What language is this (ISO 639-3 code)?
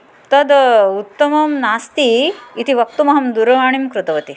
san